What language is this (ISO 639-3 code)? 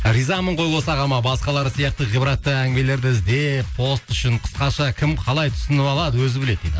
kaz